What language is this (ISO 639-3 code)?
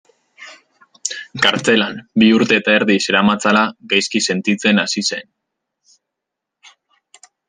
eus